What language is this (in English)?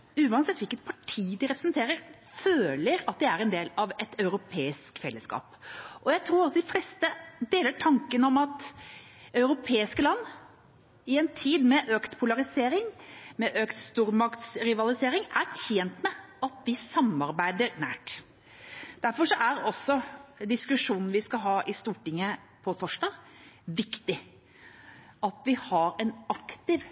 Norwegian Bokmål